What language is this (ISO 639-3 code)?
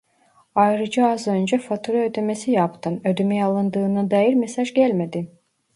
tur